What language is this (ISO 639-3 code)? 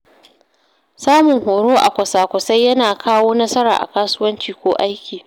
hau